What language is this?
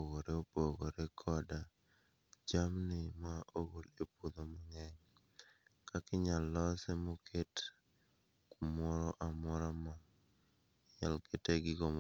Luo (Kenya and Tanzania)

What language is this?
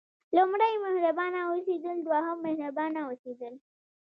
Pashto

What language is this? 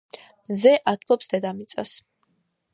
Georgian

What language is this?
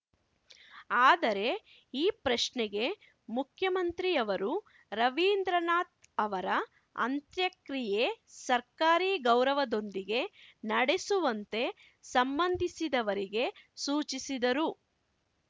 Kannada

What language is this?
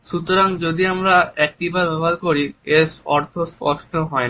Bangla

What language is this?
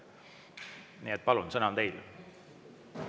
Estonian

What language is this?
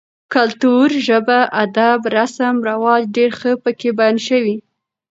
Pashto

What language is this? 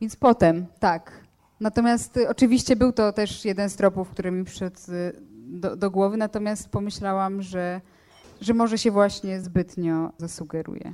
Polish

